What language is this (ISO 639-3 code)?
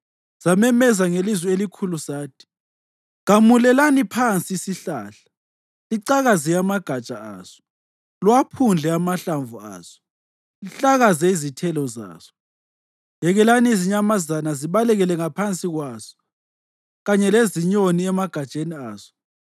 nde